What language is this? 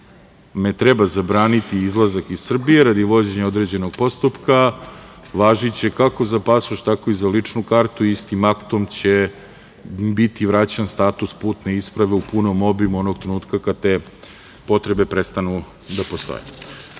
Serbian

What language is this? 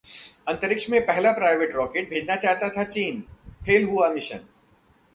Hindi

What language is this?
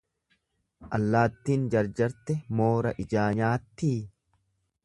Oromo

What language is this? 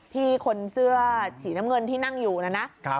Thai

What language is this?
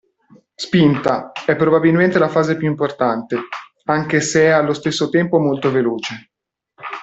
Italian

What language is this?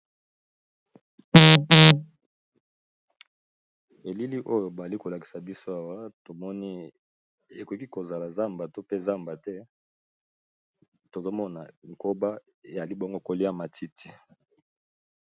Lingala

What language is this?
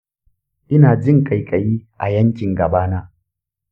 Hausa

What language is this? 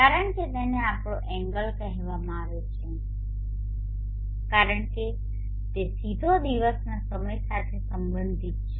Gujarati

